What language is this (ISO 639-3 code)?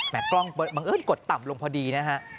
tha